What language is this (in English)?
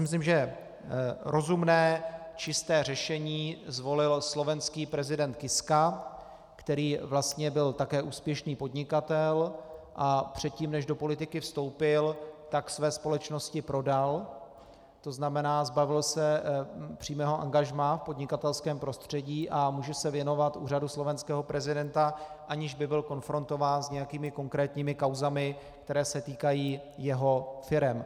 Czech